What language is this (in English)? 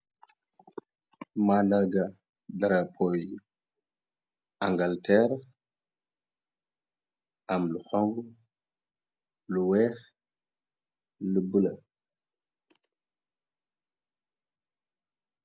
Wolof